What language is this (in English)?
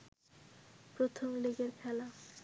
Bangla